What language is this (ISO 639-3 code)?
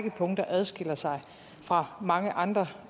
dan